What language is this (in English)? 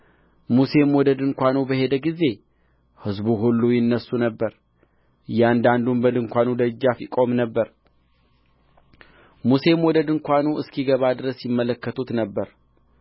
Amharic